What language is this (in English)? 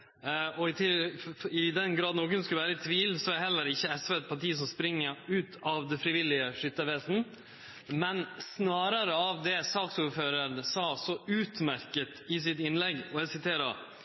Norwegian Nynorsk